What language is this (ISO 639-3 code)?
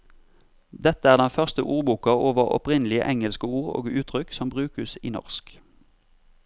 nor